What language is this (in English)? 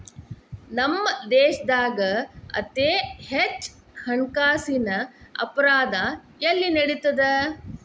Kannada